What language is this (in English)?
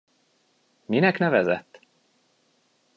Hungarian